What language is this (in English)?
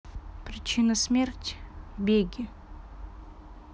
Russian